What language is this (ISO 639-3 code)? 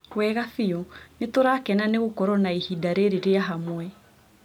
kik